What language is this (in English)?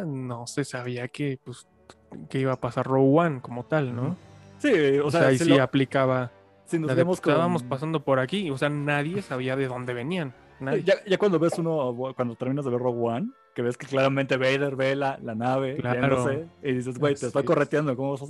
Spanish